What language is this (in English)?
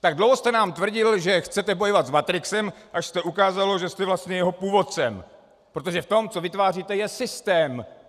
Czech